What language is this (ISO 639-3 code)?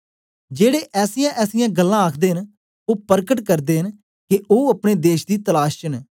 doi